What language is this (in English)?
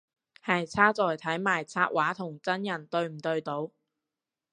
Cantonese